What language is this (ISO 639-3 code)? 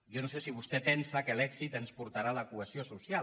cat